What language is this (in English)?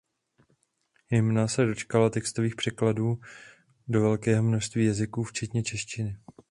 Czech